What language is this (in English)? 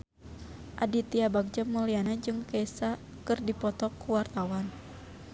Sundanese